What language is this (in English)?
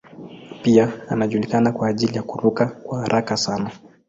Swahili